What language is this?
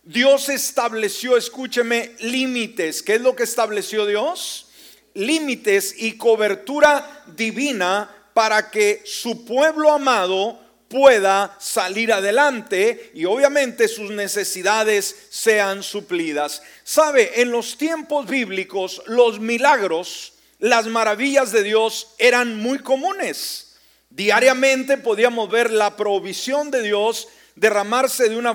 Spanish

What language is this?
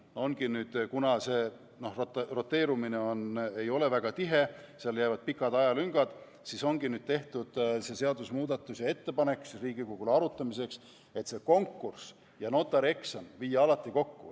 Estonian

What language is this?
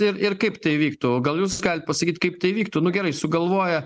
Lithuanian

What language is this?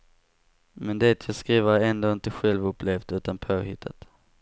Swedish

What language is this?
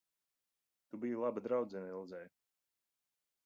Latvian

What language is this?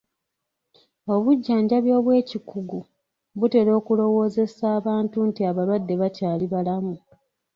Ganda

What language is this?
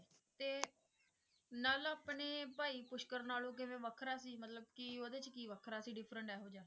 Punjabi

